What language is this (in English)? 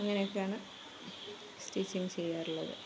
Malayalam